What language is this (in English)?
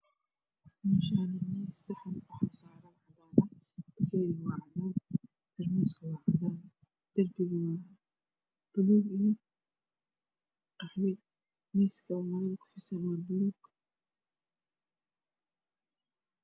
Somali